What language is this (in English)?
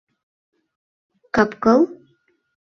Mari